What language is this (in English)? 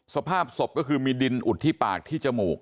Thai